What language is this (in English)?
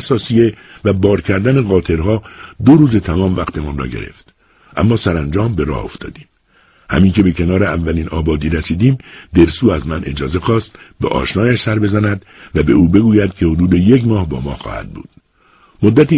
Persian